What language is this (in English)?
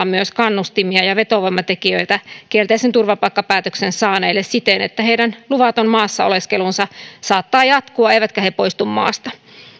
Finnish